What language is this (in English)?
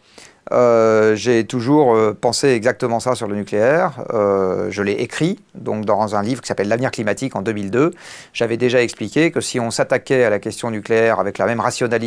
French